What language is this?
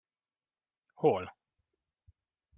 Hungarian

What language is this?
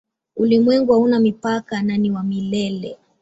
Swahili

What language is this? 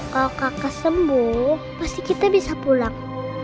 Indonesian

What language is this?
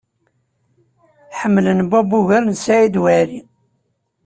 Kabyle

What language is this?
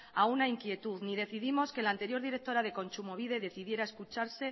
Spanish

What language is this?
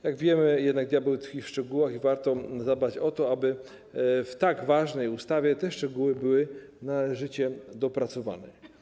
Polish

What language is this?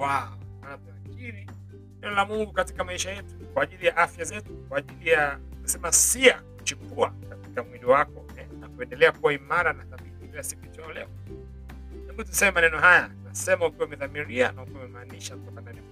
Swahili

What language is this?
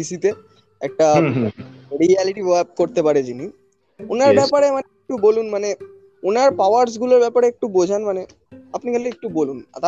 Bangla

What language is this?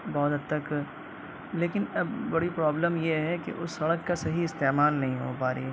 Urdu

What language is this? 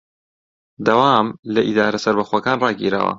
Central Kurdish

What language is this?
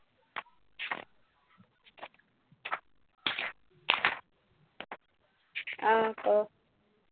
Assamese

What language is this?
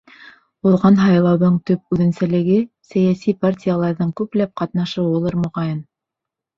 Bashkir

